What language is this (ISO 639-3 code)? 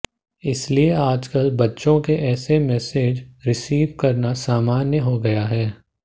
hin